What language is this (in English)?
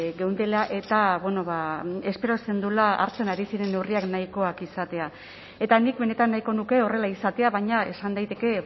Basque